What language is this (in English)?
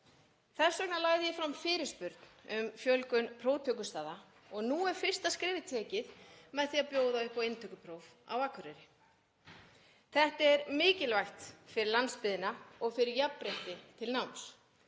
Icelandic